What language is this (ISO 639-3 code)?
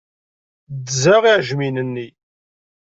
kab